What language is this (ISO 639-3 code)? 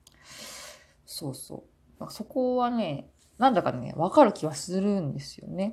jpn